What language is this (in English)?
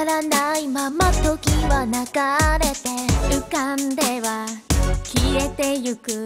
Japanese